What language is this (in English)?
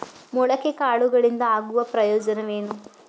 Kannada